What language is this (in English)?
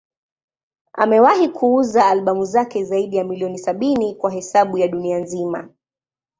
Swahili